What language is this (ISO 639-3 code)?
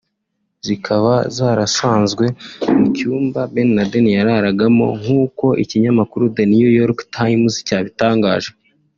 kin